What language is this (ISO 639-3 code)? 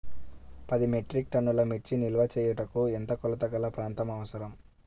tel